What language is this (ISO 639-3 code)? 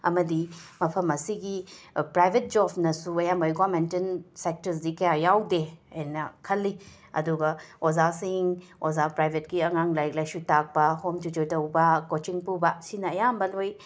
mni